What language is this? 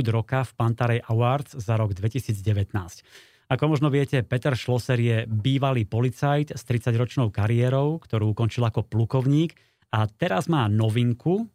Slovak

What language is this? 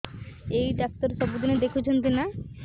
Odia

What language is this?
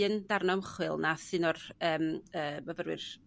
Welsh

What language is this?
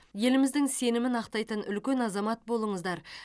Kazakh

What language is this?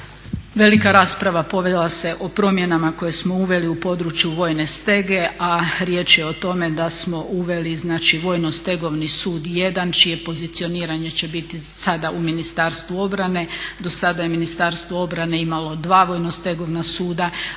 Croatian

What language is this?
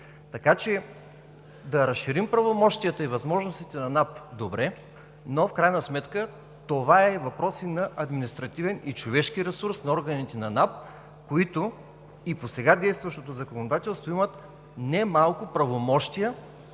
Bulgarian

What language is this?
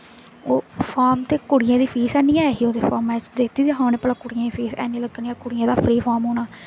Dogri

